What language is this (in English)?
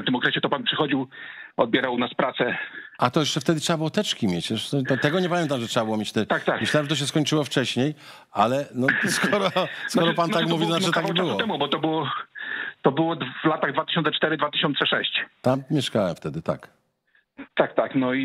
Polish